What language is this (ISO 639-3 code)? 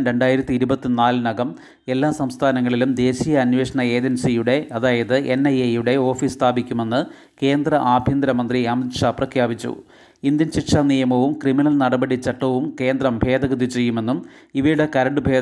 mal